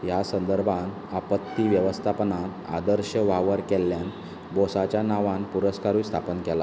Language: Konkani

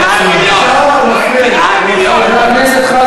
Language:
Hebrew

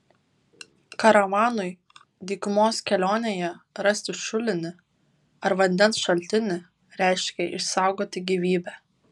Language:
Lithuanian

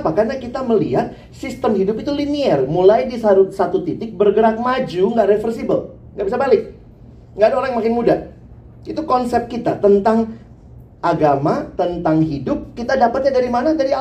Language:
Indonesian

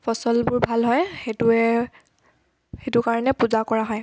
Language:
Assamese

